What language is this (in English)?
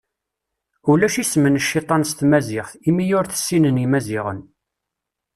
Kabyle